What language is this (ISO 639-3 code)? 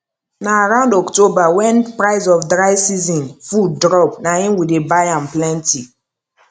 pcm